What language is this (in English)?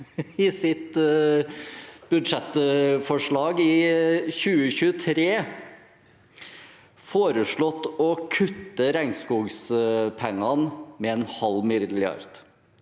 Norwegian